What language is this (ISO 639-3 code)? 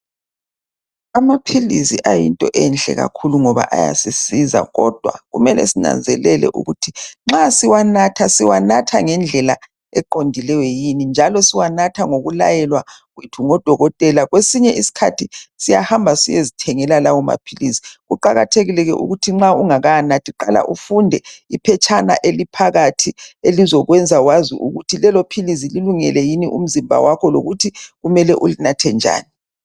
nde